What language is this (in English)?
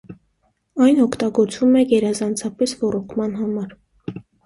Armenian